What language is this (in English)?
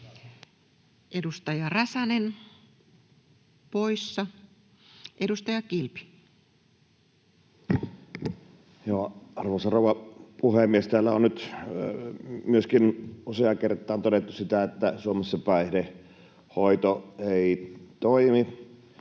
Finnish